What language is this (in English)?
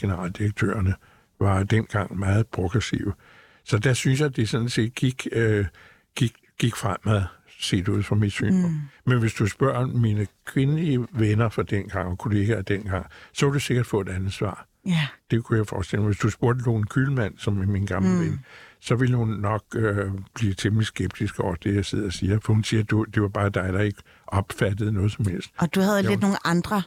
Danish